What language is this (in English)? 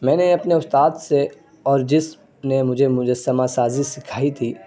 Urdu